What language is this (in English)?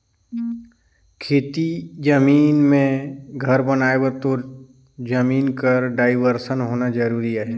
Chhattisgarhi